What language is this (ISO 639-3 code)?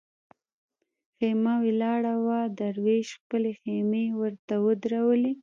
pus